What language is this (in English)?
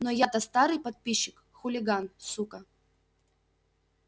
Russian